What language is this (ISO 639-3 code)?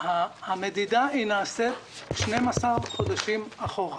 heb